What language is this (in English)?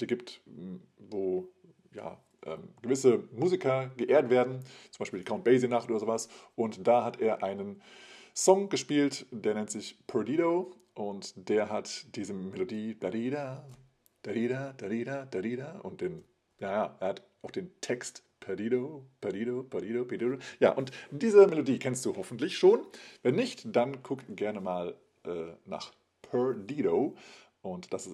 German